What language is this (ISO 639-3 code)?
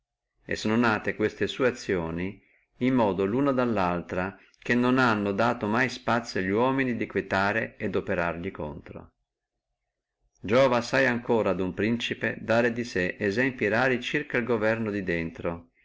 ita